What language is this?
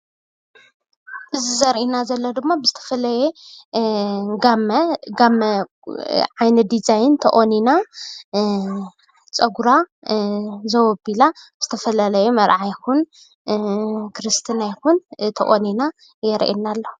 Tigrinya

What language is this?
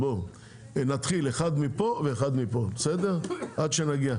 Hebrew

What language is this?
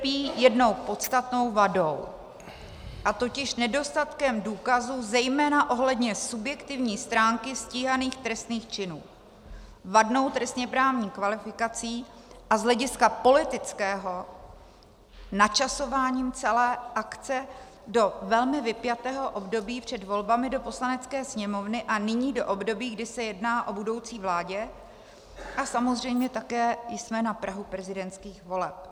Czech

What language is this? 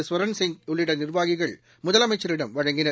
Tamil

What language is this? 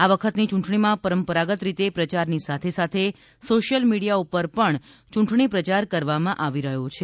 Gujarati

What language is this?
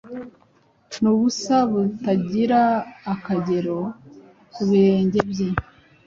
Kinyarwanda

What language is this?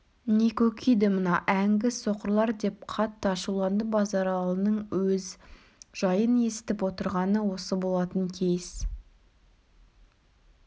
Kazakh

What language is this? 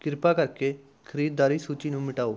Punjabi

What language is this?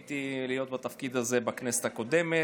Hebrew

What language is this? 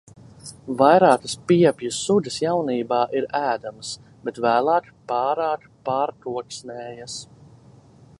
Latvian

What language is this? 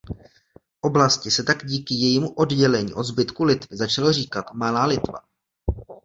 Czech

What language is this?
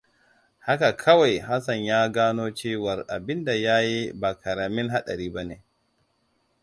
Hausa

